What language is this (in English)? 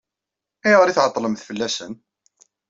Kabyle